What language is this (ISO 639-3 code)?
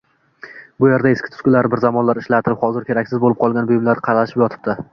uzb